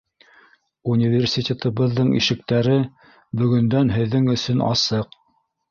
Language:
Bashkir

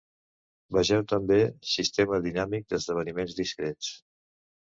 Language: Catalan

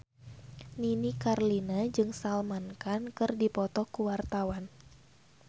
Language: Sundanese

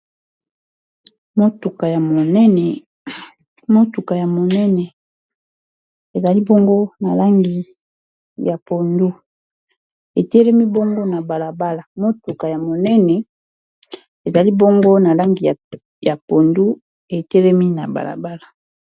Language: Lingala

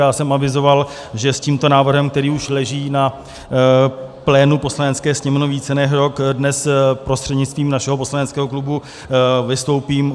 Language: Czech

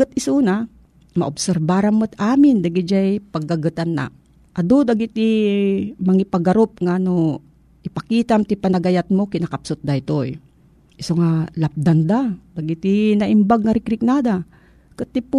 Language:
Filipino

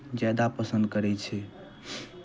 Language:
Maithili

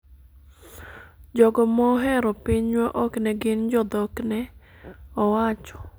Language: Luo (Kenya and Tanzania)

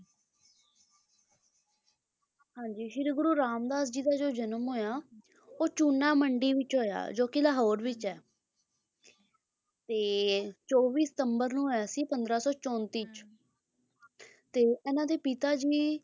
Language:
Punjabi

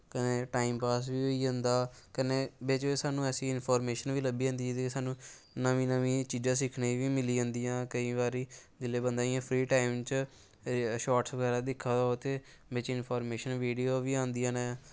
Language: Dogri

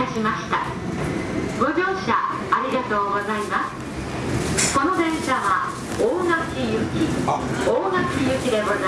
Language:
Japanese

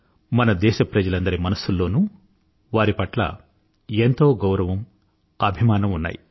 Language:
Telugu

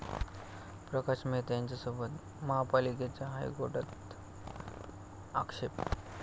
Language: Marathi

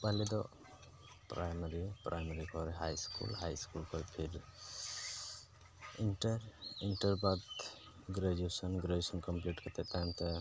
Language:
Santali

